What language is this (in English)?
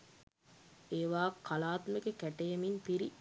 Sinhala